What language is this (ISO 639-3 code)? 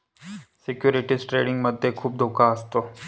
mar